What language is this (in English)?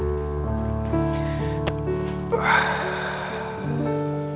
Indonesian